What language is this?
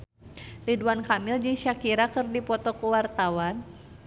Sundanese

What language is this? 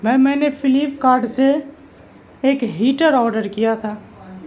Urdu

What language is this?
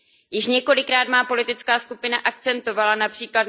Czech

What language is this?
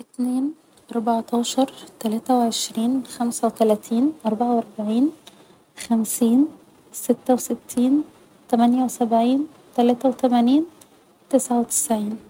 Egyptian Arabic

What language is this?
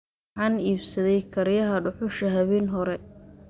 Somali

